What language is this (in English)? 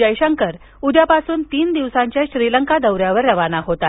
Marathi